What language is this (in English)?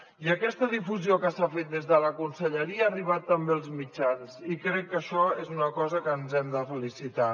Catalan